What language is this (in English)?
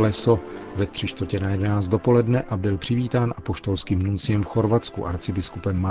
Czech